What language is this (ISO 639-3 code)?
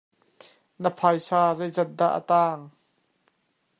cnh